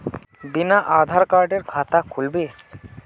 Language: Magahi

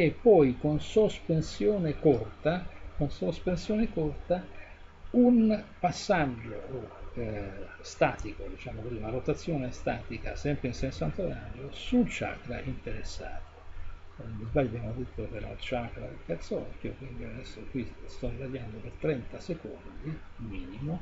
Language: Italian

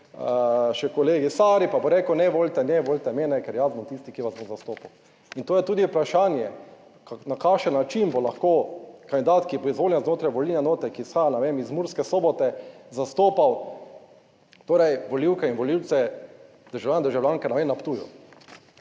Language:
Slovenian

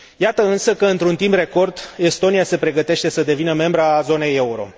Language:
Romanian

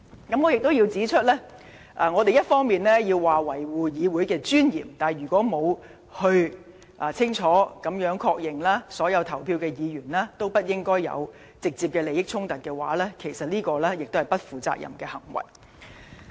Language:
Cantonese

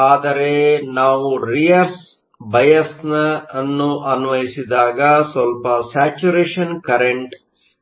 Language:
Kannada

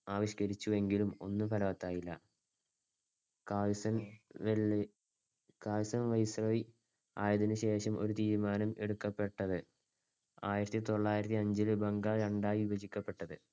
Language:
Malayalam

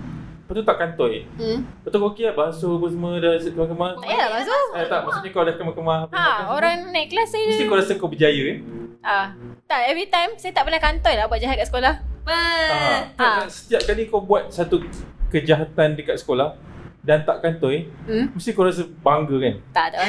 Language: Malay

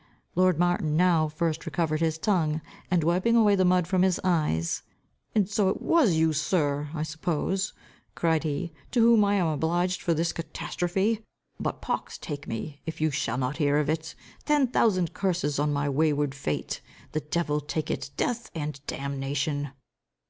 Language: English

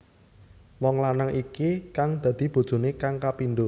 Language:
Javanese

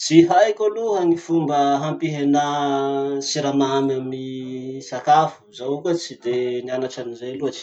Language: Masikoro Malagasy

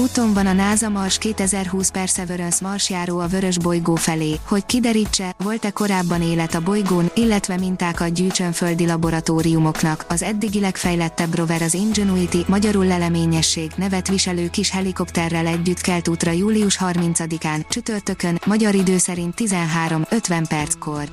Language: Hungarian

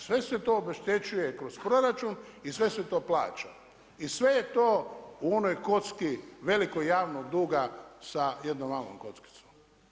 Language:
Croatian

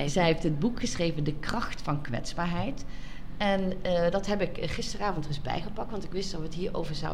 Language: Dutch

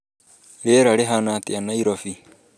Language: Kikuyu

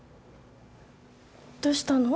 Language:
Japanese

